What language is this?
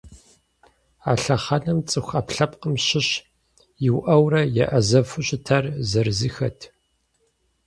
Kabardian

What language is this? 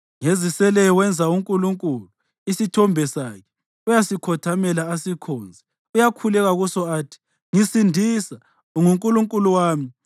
North Ndebele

